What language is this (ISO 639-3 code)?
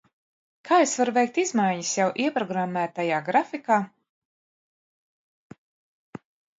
lav